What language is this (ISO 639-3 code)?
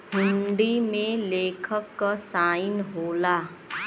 bho